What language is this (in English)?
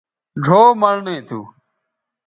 Bateri